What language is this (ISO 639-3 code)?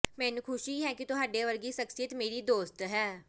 pan